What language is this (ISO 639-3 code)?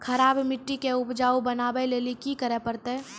mai